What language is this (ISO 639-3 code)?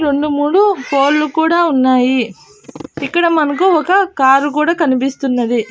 tel